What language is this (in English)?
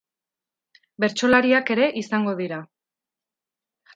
Basque